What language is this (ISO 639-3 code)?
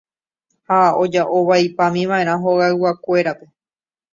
grn